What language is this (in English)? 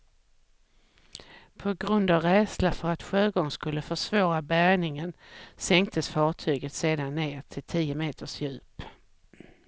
Swedish